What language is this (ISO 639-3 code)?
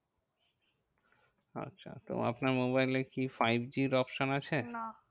ben